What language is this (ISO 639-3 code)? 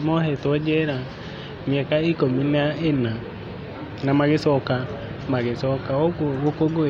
kik